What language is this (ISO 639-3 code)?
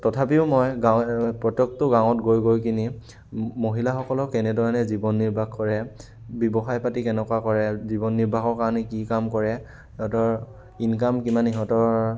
asm